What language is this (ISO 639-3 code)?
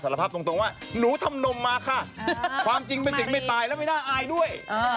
tha